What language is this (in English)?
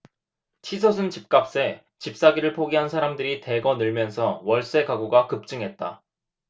Korean